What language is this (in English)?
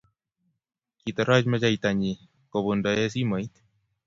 Kalenjin